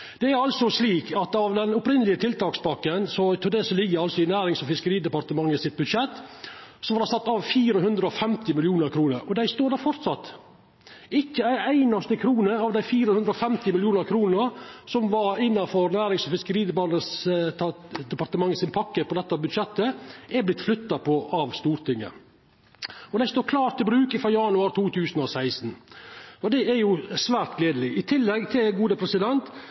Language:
Norwegian Nynorsk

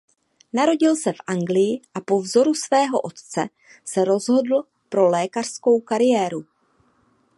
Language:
Czech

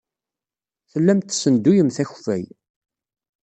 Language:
Kabyle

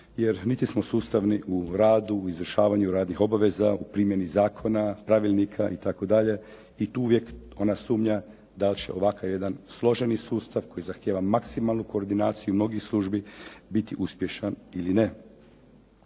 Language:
Croatian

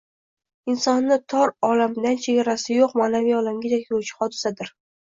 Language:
Uzbek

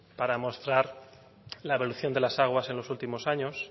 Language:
Spanish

